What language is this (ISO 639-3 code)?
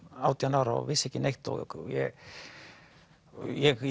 isl